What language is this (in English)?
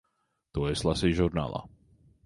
Latvian